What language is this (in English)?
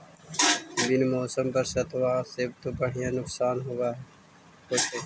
Magahi